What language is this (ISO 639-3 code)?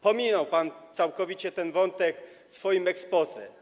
pol